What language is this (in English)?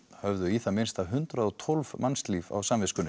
Icelandic